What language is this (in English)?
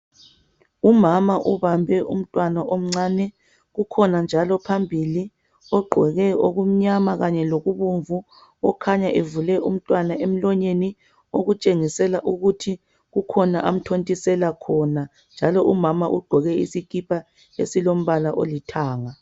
North Ndebele